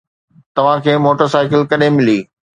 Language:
Sindhi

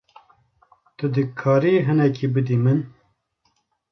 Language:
Kurdish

